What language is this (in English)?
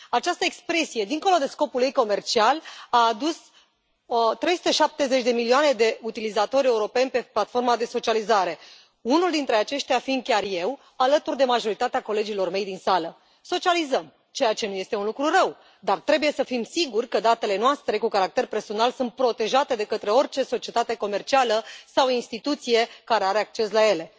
Romanian